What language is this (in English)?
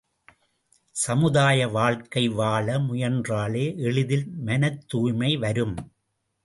Tamil